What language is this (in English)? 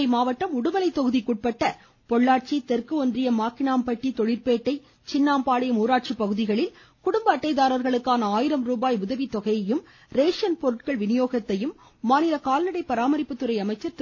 Tamil